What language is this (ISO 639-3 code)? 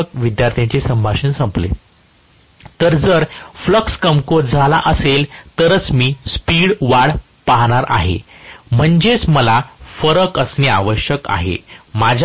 mar